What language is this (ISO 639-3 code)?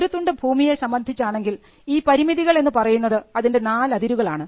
mal